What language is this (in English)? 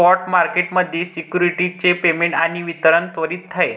Marathi